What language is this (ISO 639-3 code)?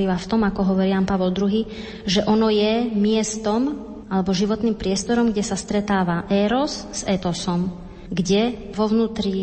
slk